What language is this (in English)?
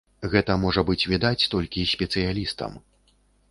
Belarusian